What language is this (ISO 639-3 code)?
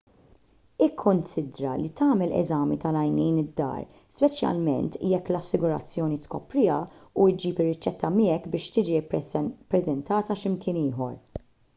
mlt